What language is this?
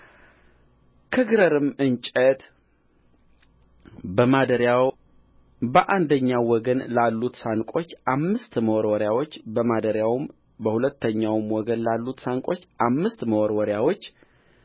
Amharic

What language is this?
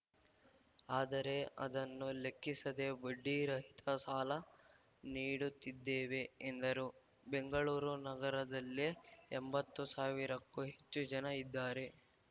Kannada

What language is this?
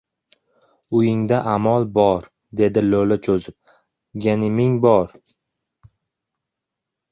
Uzbek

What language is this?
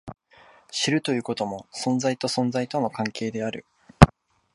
Japanese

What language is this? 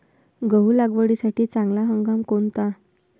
Marathi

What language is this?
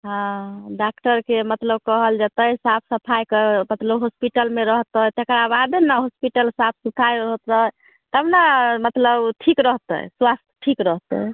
Maithili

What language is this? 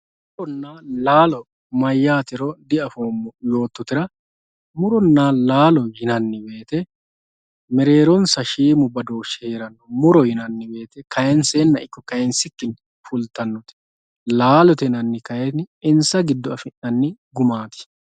Sidamo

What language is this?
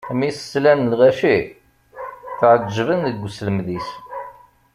Kabyle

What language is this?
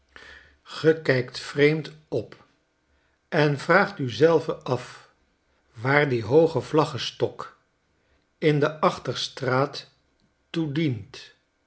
Dutch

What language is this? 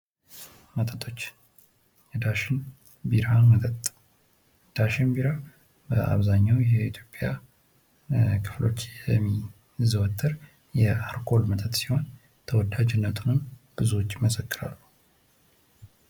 Amharic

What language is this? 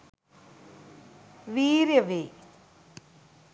Sinhala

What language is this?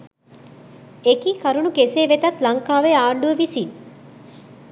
Sinhala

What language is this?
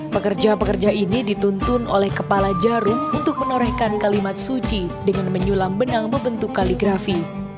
Indonesian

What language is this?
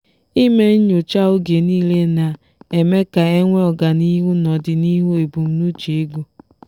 Igbo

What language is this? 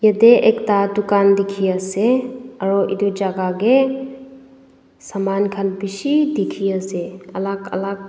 Naga Pidgin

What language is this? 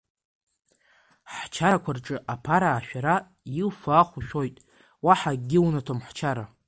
Abkhazian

